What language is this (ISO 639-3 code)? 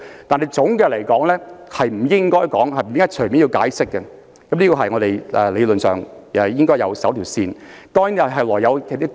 yue